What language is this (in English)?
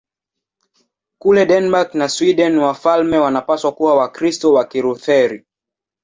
Swahili